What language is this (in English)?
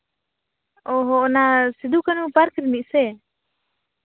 Santali